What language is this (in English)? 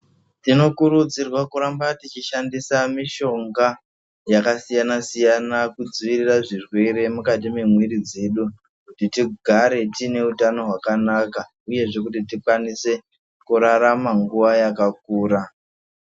Ndau